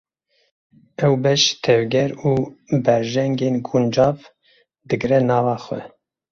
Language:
Kurdish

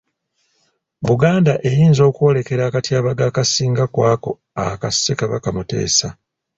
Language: Ganda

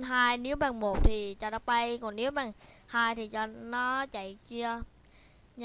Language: Vietnamese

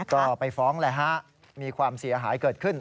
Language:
Thai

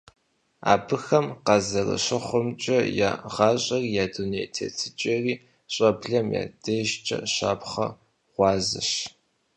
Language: Kabardian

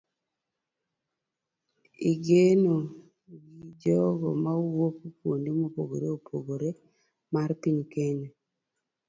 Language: Luo (Kenya and Tanzania)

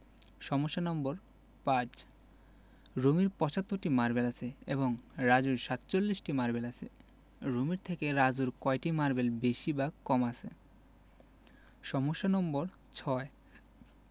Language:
Bangla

